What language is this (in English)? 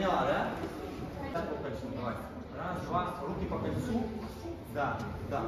Russian